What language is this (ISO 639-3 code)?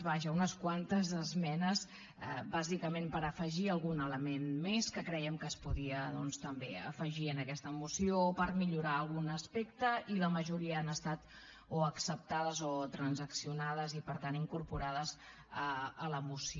cat